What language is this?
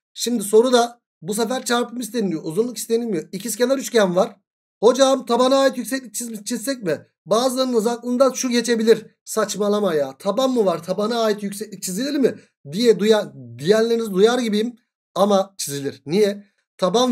Turkish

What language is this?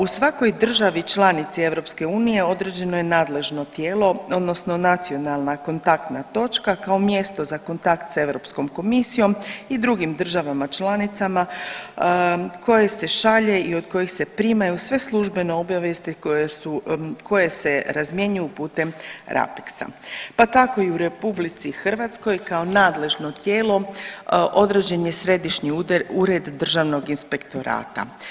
Croatian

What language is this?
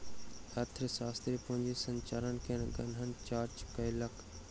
Maithili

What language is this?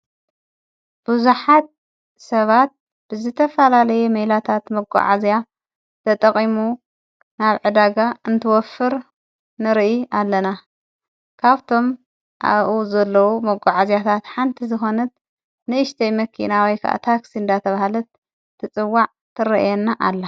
Tigrinya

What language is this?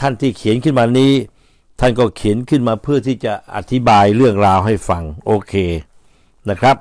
Thai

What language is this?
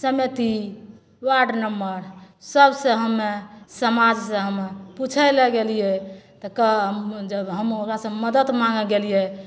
Maithili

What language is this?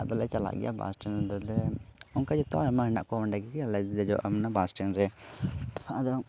Santali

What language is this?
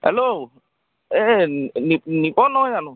Assamese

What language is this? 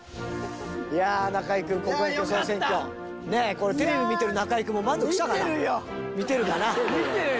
Japanese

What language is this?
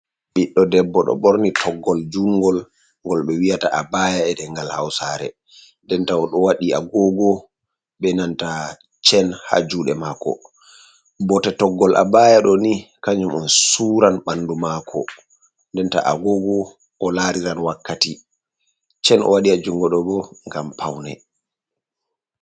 Fula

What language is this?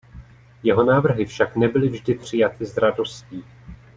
Czech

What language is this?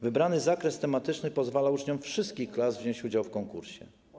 Polish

